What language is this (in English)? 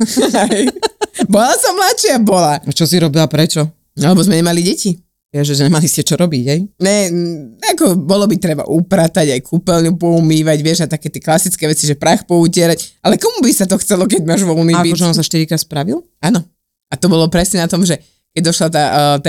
Slovak